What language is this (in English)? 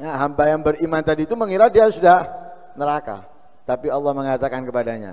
Indonesian